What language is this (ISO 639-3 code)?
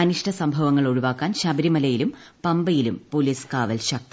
mal